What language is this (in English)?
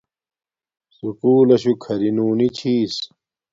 Domaaki